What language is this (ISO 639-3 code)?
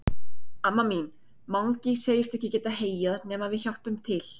isl